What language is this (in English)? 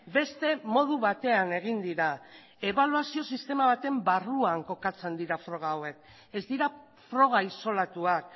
Basque